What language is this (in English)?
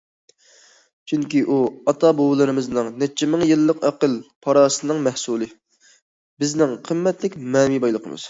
Uyghur